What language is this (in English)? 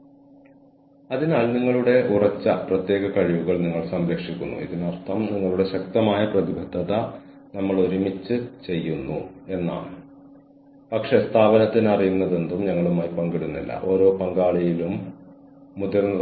Malayalam